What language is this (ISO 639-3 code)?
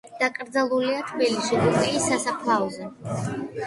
kat